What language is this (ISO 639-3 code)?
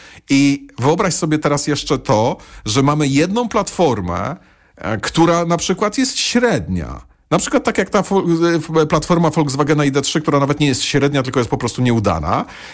pol